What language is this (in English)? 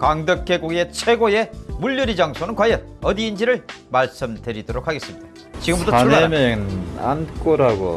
Korean